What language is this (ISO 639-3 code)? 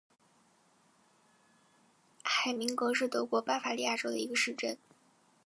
zho